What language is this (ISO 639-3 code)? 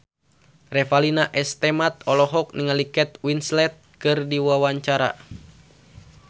sun